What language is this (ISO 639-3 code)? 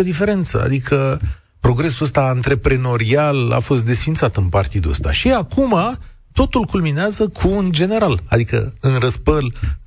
ron